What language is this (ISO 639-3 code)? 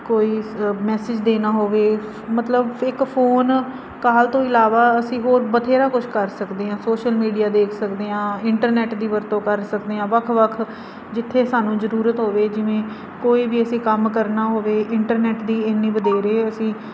pan